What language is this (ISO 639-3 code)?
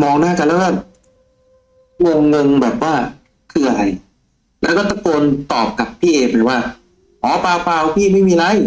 tha